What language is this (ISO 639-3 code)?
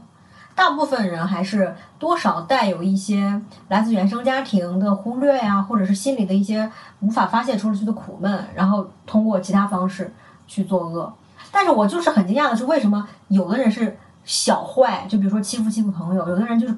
zho